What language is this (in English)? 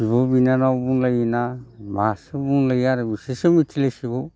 Bodo